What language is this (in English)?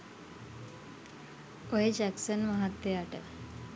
Sinhala